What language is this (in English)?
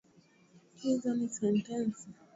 Swahili